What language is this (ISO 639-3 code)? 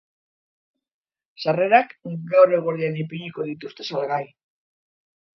eus